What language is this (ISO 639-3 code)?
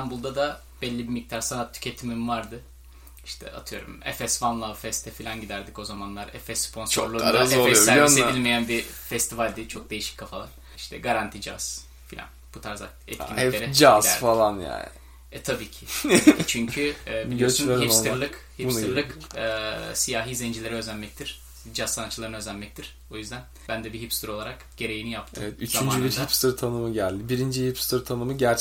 tur